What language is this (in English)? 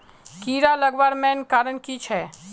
Magahi